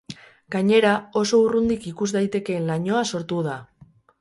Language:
Basque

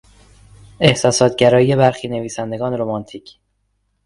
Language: Persian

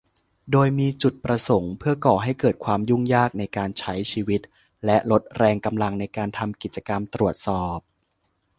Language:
Thai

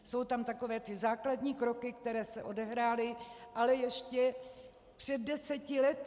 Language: Czech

